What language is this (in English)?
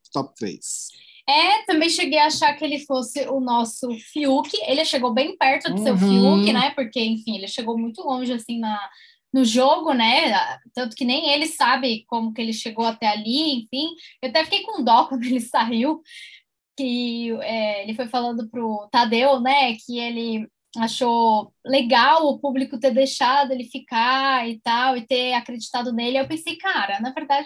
Portuguese